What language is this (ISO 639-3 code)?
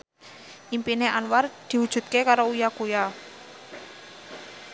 jav